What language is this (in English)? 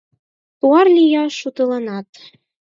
Mari